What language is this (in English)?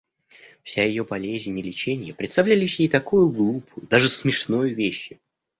Russian